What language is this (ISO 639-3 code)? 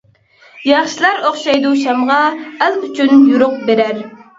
uig